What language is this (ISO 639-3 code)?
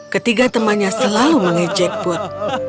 ind